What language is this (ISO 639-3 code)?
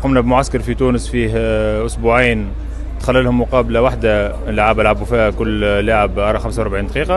ara